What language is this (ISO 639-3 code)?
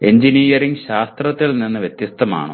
mal